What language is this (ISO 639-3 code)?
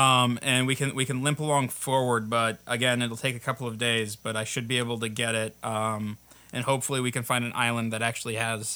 eng